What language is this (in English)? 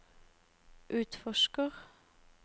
Norwegian